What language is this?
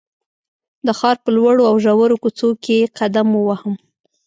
Pashto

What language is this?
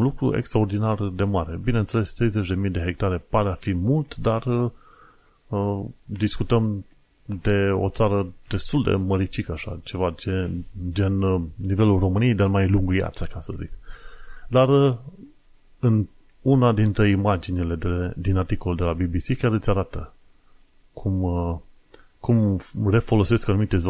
Romanian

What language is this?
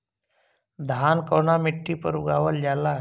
Bhojpuri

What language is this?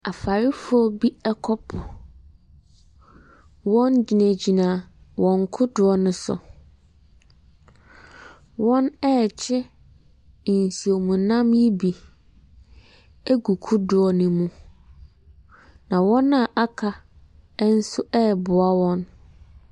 Akan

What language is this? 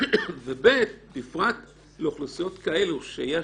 Hebrew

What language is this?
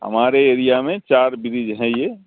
Urdu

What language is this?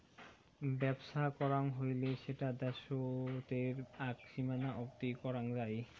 Bangla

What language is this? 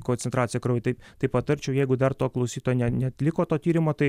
Lithuanian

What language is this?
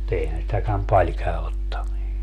Finnish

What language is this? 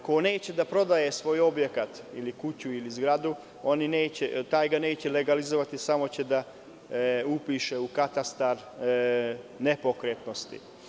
Serbian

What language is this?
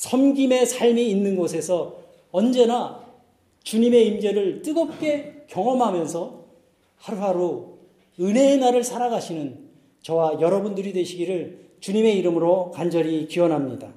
Korean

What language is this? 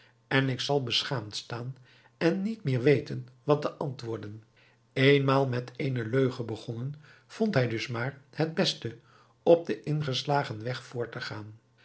Dutch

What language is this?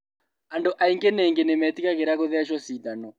Kikuyu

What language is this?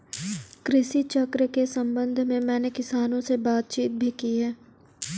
Hindi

